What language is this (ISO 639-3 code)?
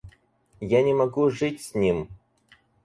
rus